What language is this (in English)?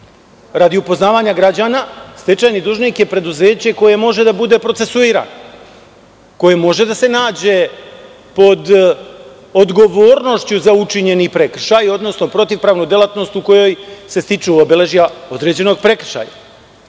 Serbian